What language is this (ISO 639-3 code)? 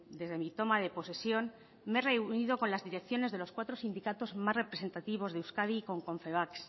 spa